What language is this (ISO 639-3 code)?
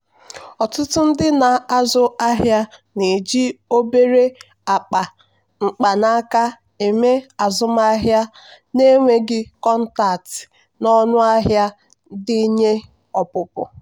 ibo